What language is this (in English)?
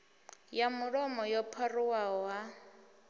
Venda